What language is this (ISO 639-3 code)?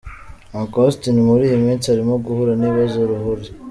kin